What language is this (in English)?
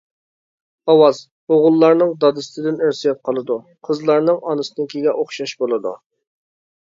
Uyghur